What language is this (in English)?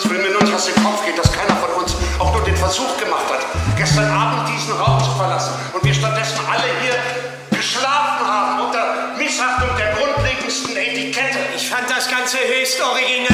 German